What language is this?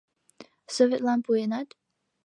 Mari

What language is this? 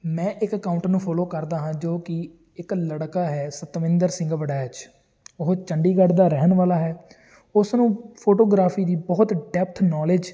Punjabi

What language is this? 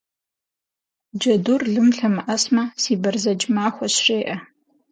Kabardian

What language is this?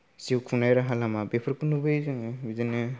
Bodo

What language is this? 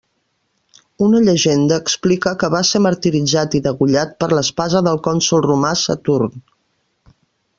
Catalan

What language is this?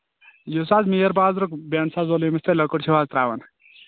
Kashmiri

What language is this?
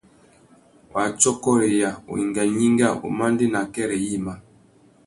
Tuki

